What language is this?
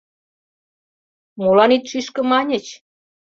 Mari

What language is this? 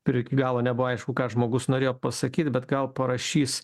Lithuanian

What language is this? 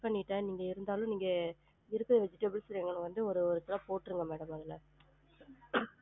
Tamil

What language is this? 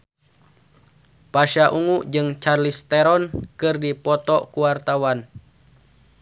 Sundanese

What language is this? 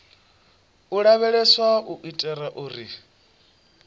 Venda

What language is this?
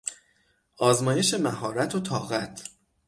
Persian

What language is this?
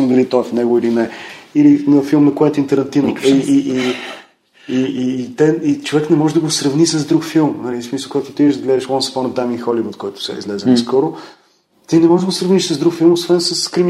Bulgarian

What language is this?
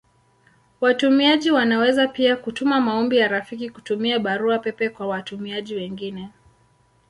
Swahili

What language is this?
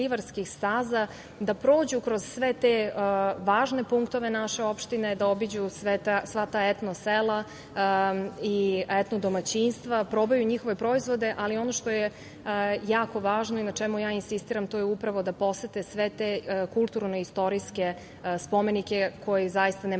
Serbian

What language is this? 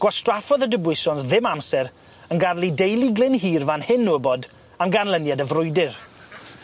Welsh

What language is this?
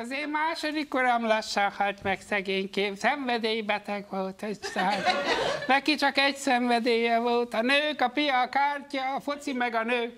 Hungarian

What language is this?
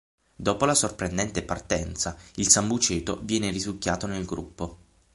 Italian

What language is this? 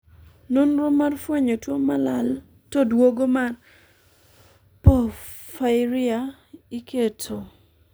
Luo (Kenya and Tanzania)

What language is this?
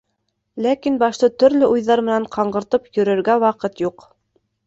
Bashkir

